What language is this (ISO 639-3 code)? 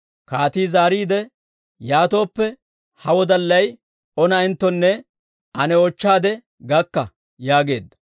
dwr